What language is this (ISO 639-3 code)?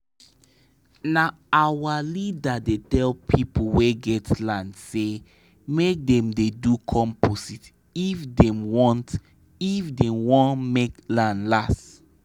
pcm